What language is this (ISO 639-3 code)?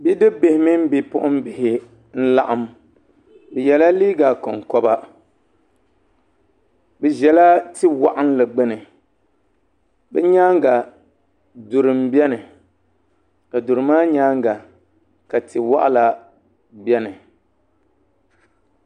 dag